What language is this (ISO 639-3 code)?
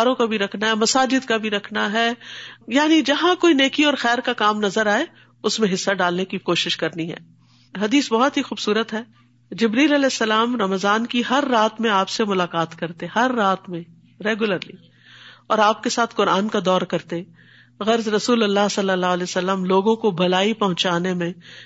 urd